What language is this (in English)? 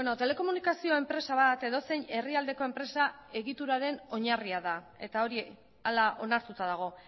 Basque